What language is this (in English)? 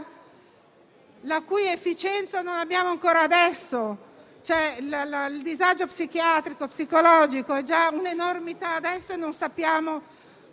Italian